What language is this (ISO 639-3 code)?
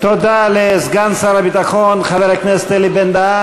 heb